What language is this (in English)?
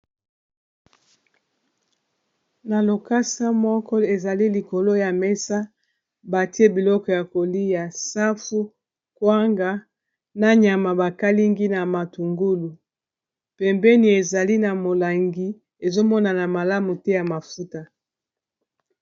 Lingala